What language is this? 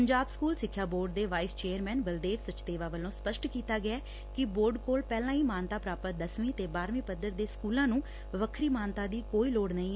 Punjabi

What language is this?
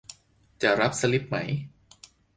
Thai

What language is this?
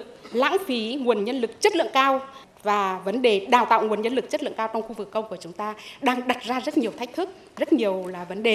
Vietnamese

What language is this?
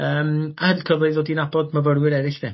Welsh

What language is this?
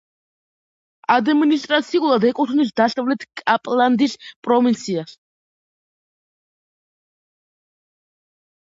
Georgian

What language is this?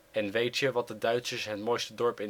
Dutch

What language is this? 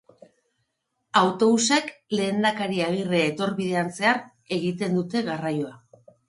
Basque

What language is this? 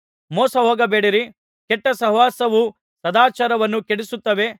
Kannada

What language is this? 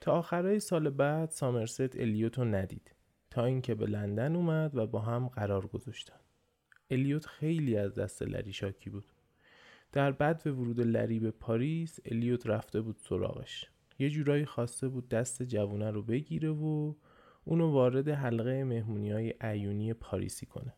Persian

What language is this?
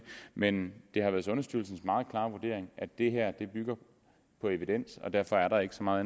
Danish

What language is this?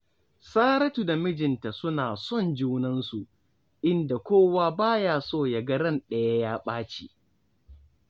Hausa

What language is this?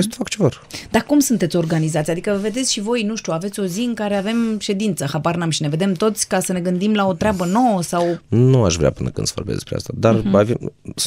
Romanian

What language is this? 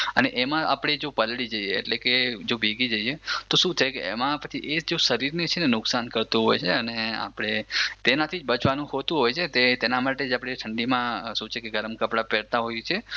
Gujarati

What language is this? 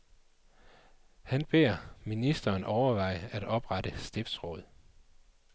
Danish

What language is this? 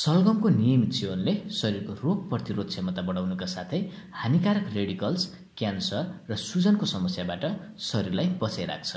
Turkish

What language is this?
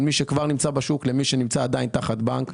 Hebrew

